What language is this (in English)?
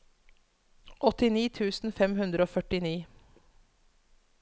Norwegian